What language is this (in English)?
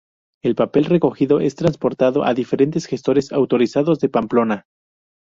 Spanish